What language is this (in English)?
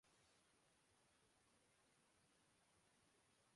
Urdu